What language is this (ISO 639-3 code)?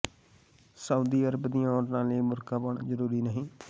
pan